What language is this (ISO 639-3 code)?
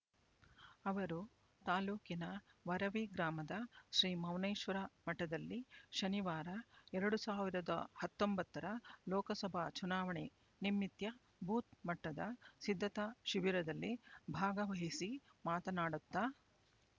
kan